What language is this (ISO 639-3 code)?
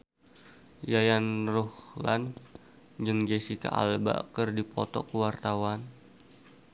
sun